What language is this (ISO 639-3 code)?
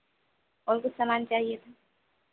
hin